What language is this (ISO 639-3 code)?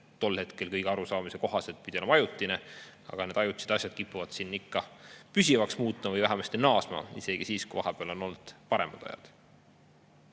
est